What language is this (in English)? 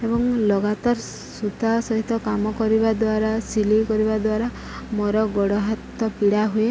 Odia